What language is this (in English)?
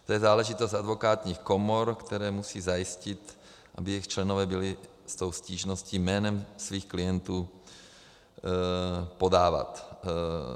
Czech